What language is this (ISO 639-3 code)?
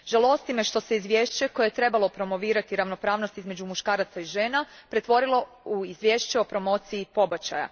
hrv